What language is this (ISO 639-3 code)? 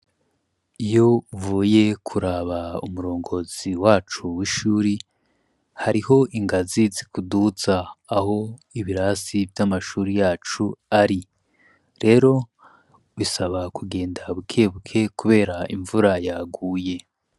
run